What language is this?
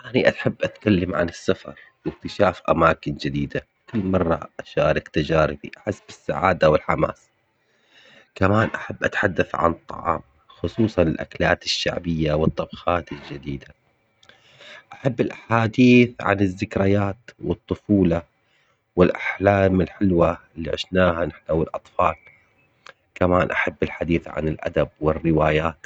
Omani Arabic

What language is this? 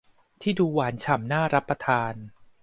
Thai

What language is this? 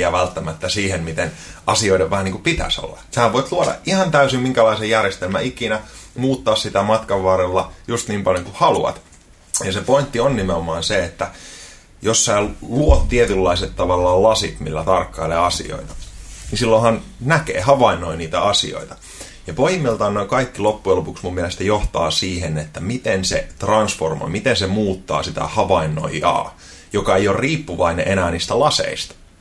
Finnish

